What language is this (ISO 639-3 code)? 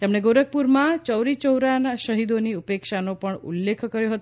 guj